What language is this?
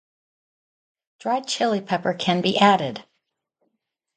English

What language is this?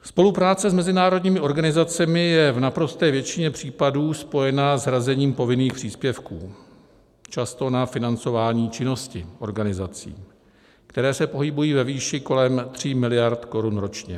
Czech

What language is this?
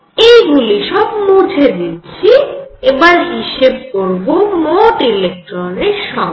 Bangla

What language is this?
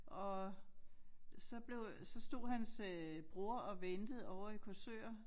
Danish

